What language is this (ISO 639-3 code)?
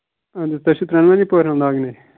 kas